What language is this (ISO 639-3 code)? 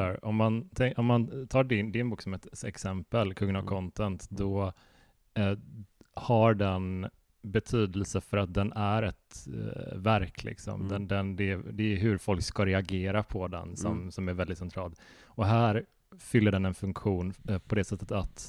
swe